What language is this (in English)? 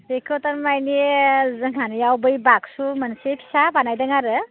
Bodo